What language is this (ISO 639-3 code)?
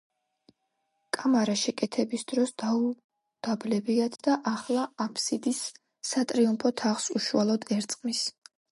kat